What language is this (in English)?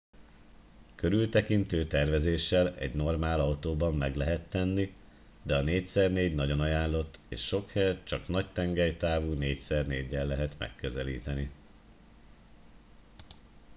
Hungarian